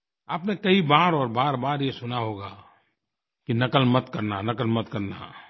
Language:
Hindi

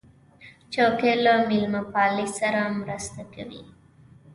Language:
Pashto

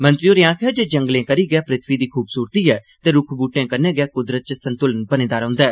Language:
Dogri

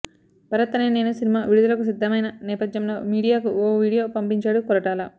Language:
Telugu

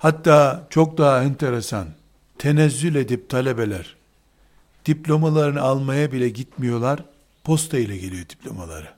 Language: Turkish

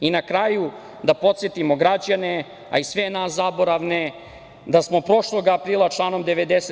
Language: Serbian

